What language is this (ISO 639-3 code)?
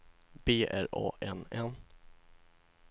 swe